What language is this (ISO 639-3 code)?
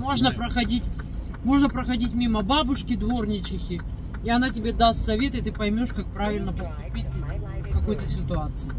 rus